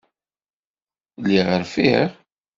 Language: Kabyle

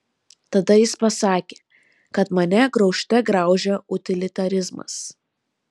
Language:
Lithuanian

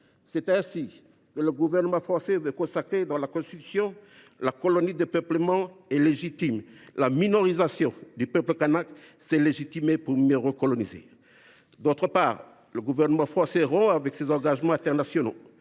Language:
French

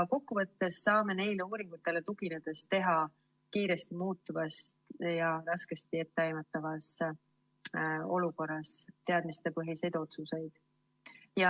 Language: Estonian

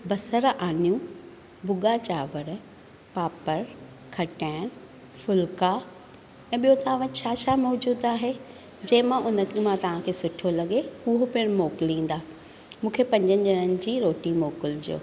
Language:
Sindhi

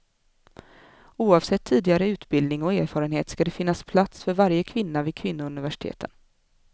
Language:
Swedish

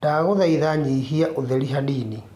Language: Kikuyu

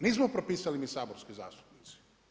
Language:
Croatian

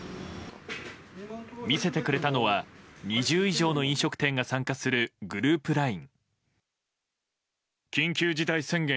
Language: Japanese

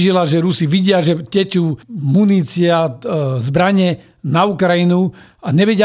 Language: Slovak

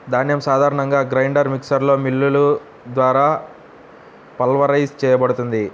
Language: Telugu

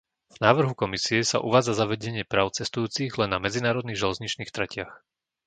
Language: Slovak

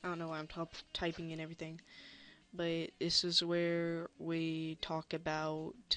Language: English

